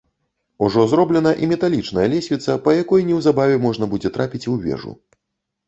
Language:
Belarusian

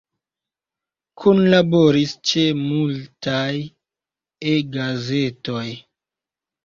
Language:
Esperanto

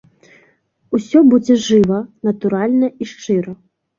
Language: Belarusian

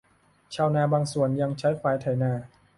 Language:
Thai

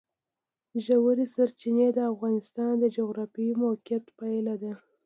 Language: Pashto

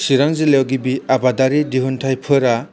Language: Bodo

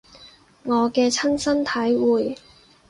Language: Cantonese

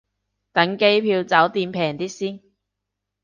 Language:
Cantonese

